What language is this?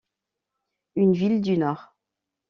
French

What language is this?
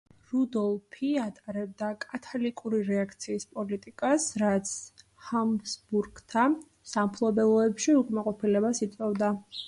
Georgian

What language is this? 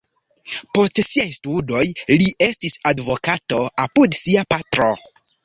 Esperanto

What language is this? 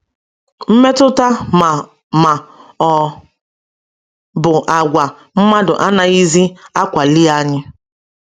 Igbo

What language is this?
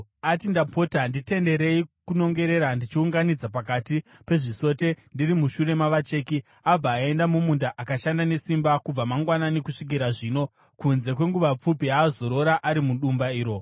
Shona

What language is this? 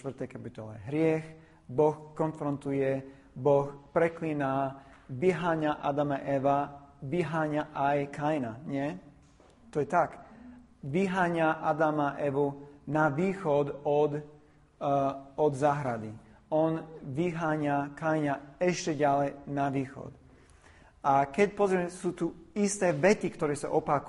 Slovak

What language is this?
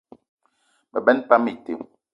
Eton (Cameroon)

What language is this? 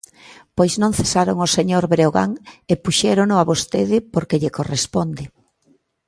Galician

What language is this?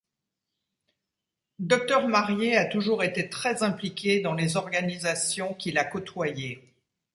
French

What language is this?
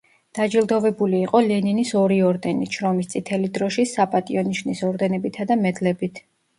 Georgian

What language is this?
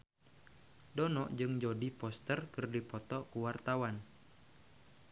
Sundanese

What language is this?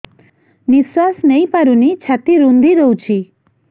Odia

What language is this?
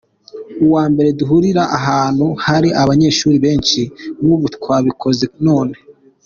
Kinyarwanda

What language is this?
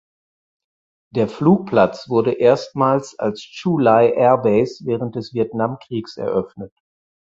German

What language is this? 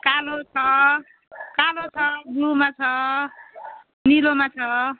Nepali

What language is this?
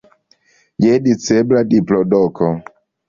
Esperanto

